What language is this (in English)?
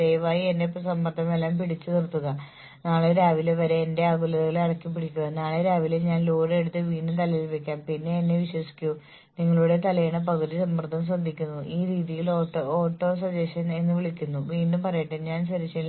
Malayalam